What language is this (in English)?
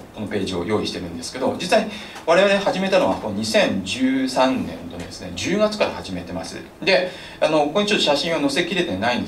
Japanese